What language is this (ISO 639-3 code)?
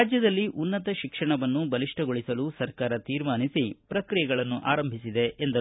kan